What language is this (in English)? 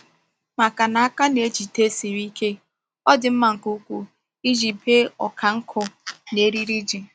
Igbo